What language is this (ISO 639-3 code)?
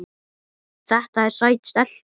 isl